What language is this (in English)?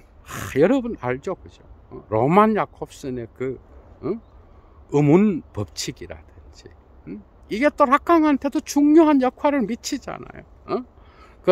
Korean